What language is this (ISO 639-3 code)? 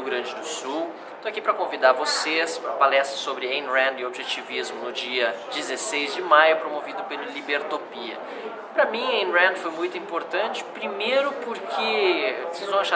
por